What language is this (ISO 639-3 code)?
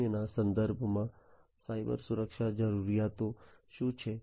guj